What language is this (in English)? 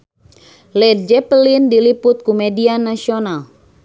Sundanese